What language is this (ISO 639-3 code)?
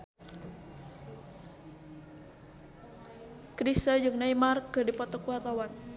sun